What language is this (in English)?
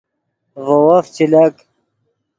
Yidgha